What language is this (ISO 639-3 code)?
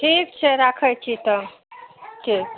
mai